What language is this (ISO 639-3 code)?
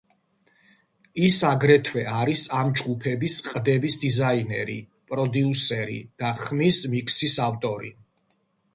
kat